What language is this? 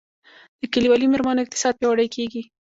Pashto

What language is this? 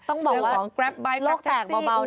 Thai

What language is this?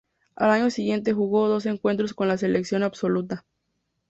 Spanish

